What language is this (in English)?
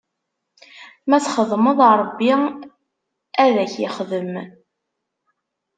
Kabyle